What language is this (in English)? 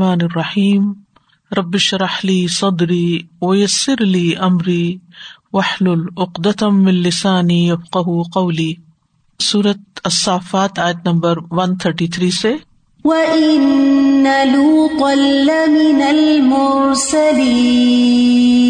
Urdu